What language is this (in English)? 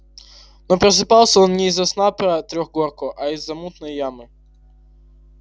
Russian